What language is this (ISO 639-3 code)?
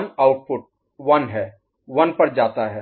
hin